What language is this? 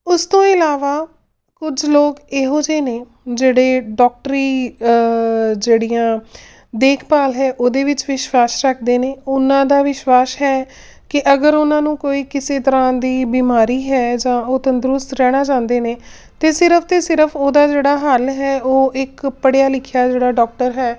Punjabi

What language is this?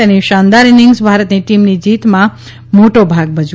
Gujarati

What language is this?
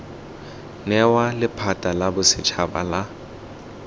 Tswana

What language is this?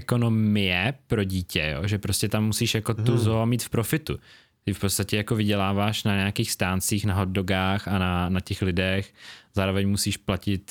Czech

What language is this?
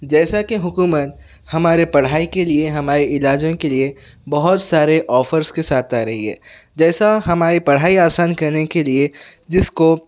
Urdu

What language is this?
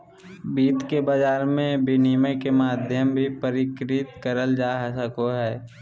Magahi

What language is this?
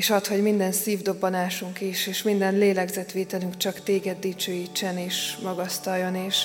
Hungarian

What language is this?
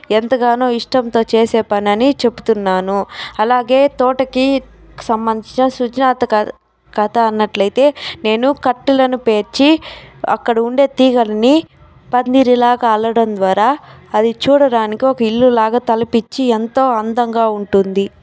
Telugu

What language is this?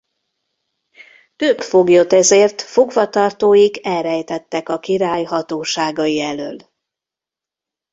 Hungarian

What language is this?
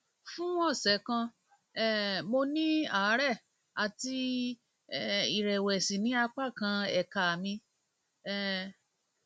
Yoruba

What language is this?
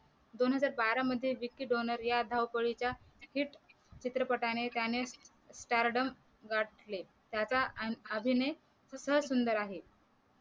Marathi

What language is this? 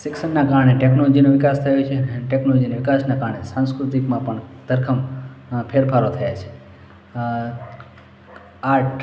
Gujarati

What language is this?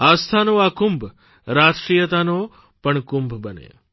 Gujarati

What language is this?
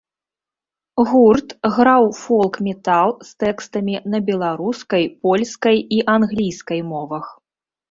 Belarusian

